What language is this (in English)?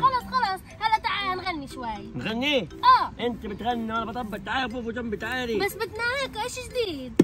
Arabic